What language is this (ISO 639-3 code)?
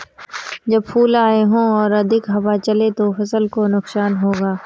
hin